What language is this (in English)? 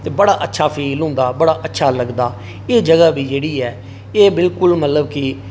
Dogri